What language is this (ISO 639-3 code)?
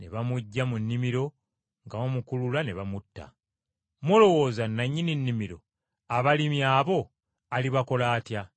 lug